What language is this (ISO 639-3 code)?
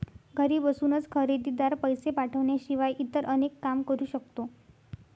mar